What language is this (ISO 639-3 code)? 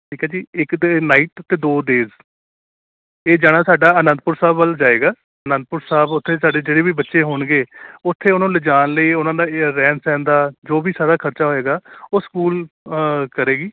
pan